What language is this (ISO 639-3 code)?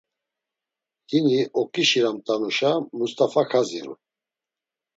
lzz